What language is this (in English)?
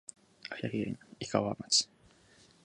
Japanese